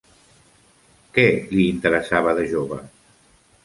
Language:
Catalan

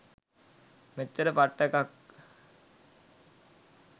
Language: Sinhala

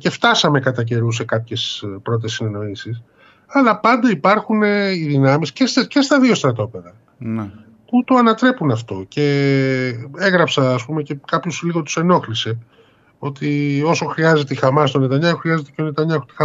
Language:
Greek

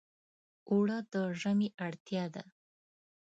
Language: Pashto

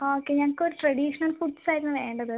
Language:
Malayalam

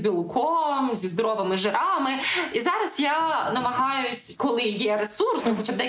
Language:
Ukrainian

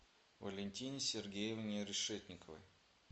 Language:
Russian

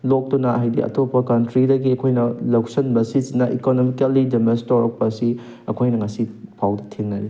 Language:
Manipuri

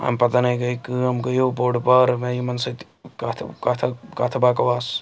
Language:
Kashmiri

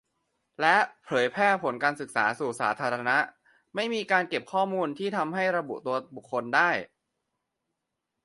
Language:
Thai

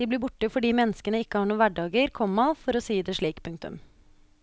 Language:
Norwegian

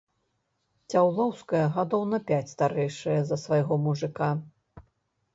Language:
Belarusian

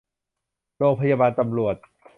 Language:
Thai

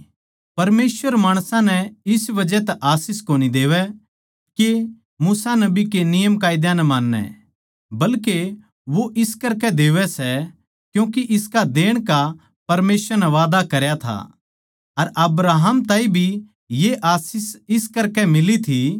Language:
Haryanvi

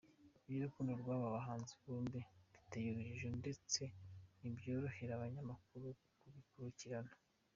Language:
Kinyarwanda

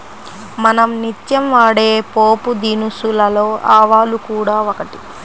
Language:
Telugu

